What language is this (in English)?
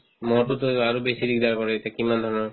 Assamese